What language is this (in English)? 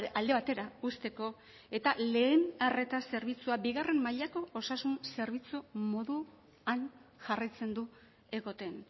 Basque